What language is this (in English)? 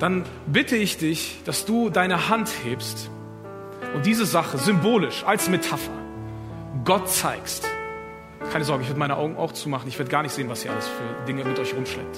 German